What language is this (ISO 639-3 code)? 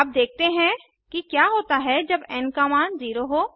hin